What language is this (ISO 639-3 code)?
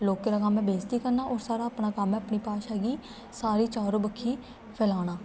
doi